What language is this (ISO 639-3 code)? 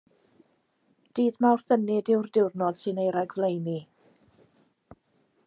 cym